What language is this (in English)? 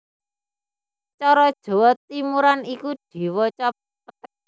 Javanese